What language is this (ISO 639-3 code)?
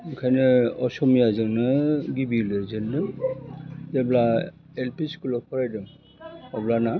brx